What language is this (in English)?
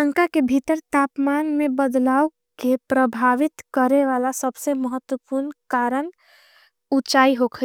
Angika